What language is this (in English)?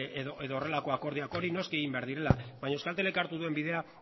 Basque